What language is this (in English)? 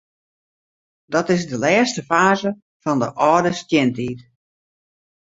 Western Frisian